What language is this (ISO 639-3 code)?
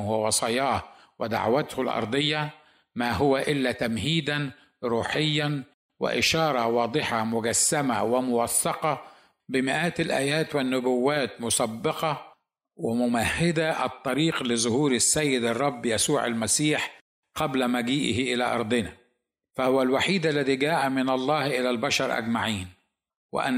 ara